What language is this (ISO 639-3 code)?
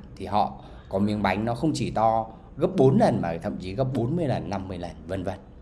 vie